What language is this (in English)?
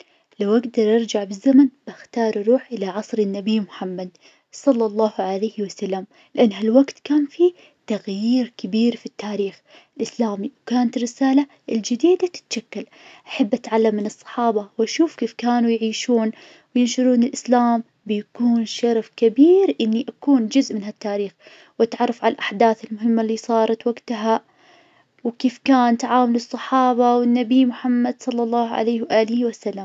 Najdi Arabic